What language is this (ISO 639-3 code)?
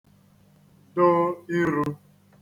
ibo